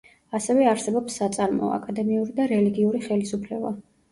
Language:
Georgian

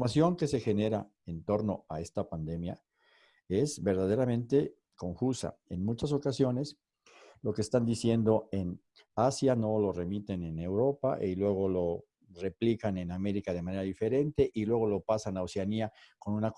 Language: Spanish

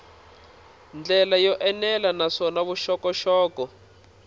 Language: Tsonga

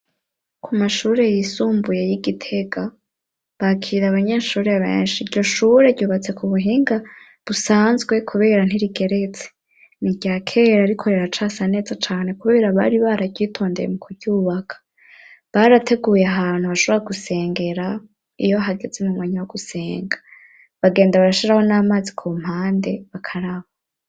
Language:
Rundi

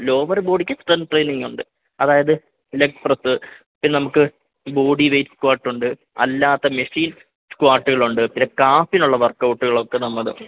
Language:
Malayalam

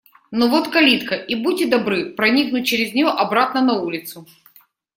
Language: Russian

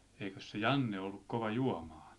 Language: Finnish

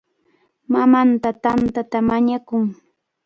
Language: Cajatambo North Lima Quechua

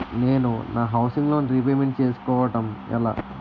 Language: Telugu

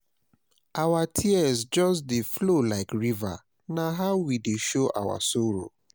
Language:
Nigerian Pidgin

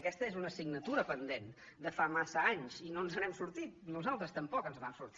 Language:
Catalan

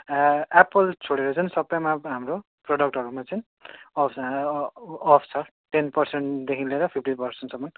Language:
Nepali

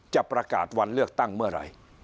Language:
Thai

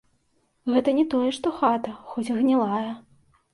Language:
Belarusian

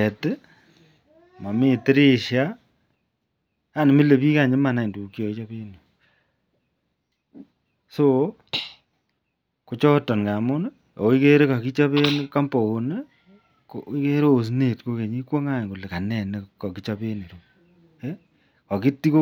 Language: Kalenjin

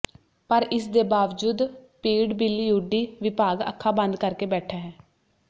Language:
Punjabi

